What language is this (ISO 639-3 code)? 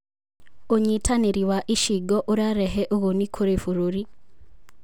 kik